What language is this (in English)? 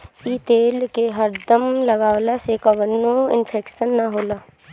Bhojpuri